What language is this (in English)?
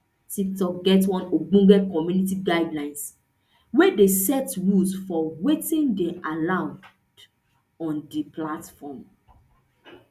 Nigerian Pidgin